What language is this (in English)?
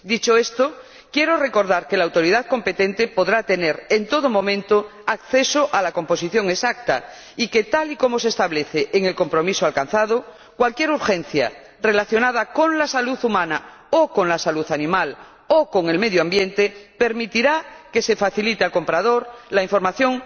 Spanish